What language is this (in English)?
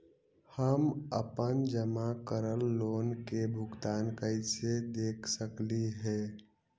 Magahi